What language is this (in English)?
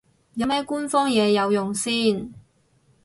Cantonese